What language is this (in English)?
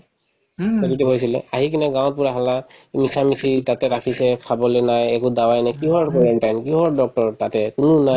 Assamese